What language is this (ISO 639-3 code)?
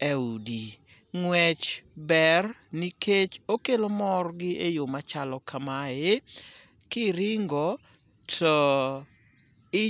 luo